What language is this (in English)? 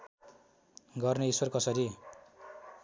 Nepali